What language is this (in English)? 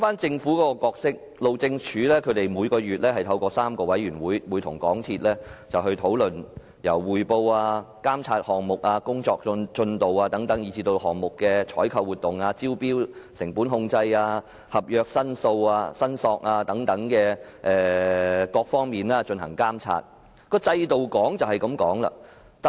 Cantonese